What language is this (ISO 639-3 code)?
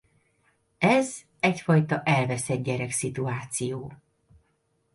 hun